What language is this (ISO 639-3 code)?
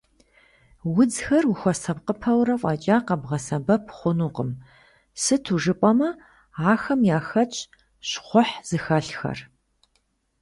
kbd